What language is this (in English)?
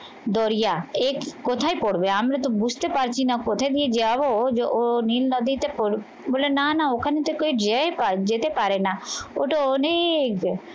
Bangla